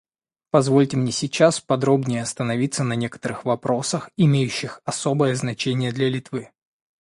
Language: Russian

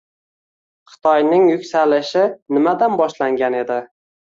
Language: Uzbek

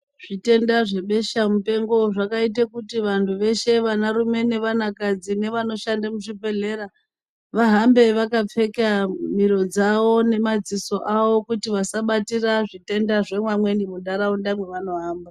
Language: Ndau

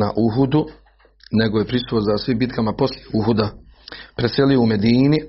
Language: Croatian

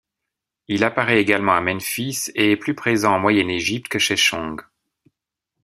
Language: French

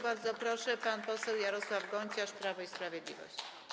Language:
Polish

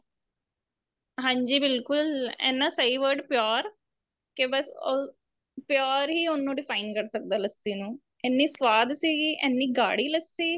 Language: Punjabi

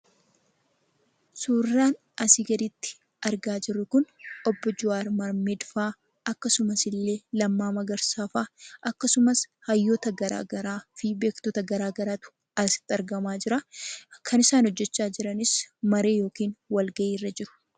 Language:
Oromo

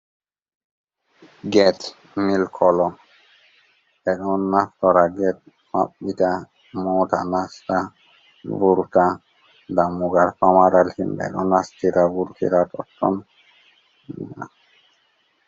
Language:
Fula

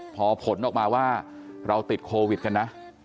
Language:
Thai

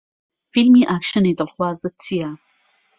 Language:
Central Kurdish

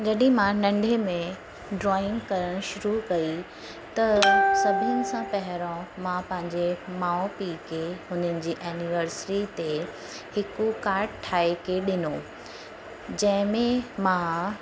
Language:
Sindhi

